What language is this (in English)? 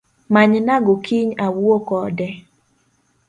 Luo (Kenya and Tanzania)